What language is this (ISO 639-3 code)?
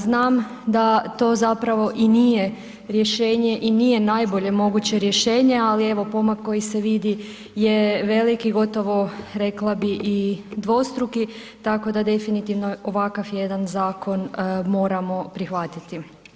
hrv